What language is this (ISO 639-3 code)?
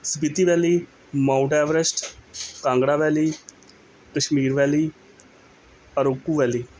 pan